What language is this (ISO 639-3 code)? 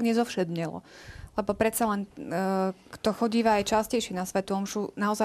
slk